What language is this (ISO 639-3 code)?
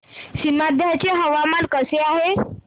mar